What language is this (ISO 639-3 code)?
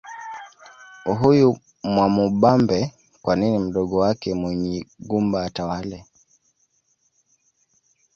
swa